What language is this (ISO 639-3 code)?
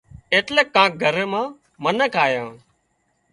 kxp